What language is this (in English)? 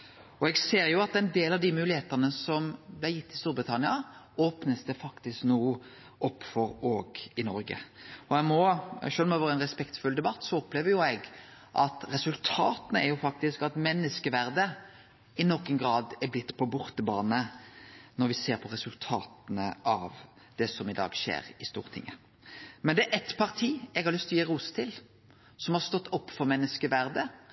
Norwegian Nynorsk